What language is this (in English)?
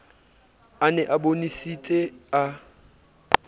Southern Sotho